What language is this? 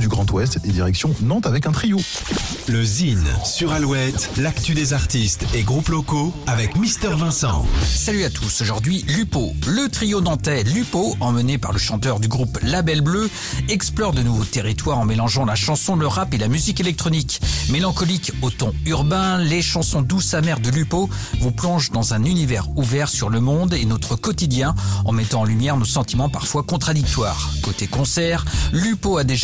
French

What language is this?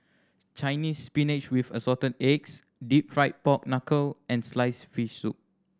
English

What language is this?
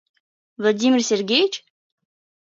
Mari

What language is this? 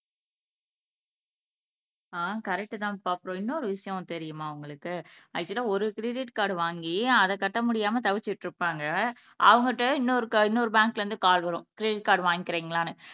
Tamil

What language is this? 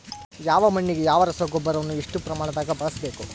Kannada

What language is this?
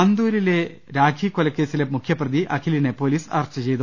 Malayalam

